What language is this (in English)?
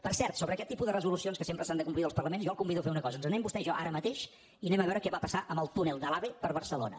Catalan